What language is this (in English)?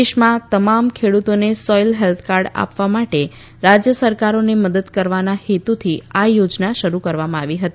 Gujarati